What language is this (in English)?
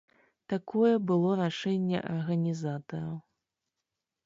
Belarusian